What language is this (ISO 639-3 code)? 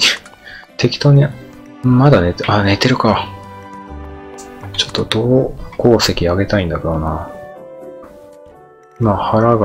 jpn